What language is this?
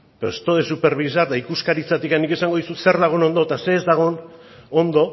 Basque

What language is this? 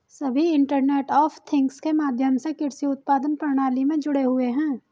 Hindi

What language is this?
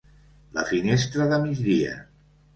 Catalan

